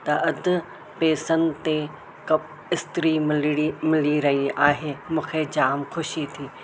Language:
Sindhi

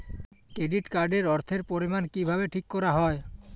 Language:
Bangla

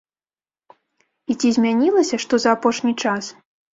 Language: Belarusian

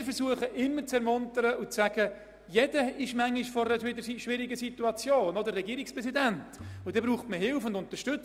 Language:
Swiss German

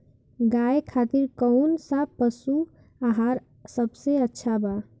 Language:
Bhojpuri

